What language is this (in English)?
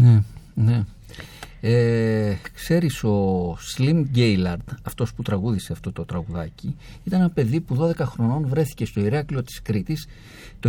Greek